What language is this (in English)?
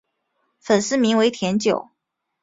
Chinese